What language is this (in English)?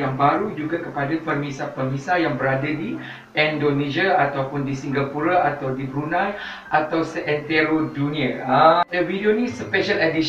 Malay